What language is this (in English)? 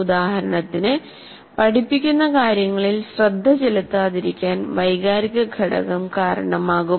Malayalam